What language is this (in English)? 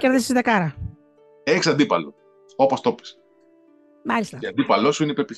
Greek